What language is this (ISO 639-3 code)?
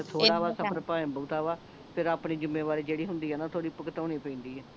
pan